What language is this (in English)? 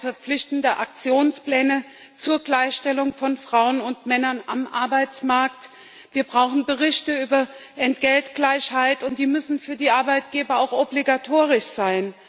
German